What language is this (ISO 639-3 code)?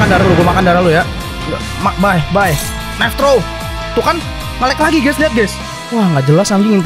ind